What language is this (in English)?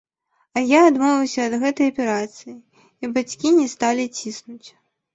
Belarusian